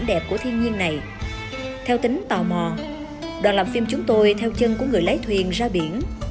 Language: Vietnamese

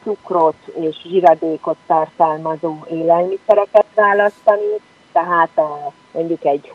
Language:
Hungarian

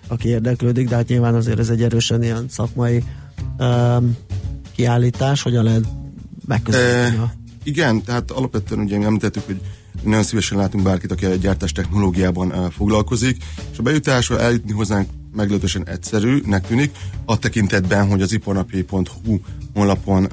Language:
Hungarian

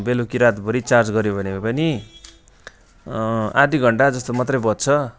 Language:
Nepali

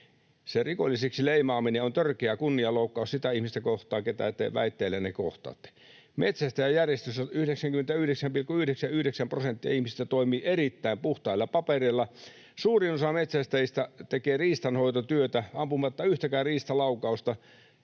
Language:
Finnish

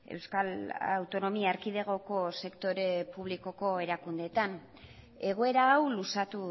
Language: Basque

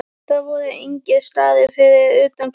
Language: Icelandic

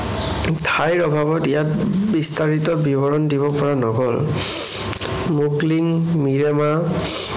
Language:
Assamese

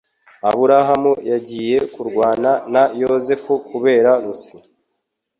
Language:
Kinyarwanda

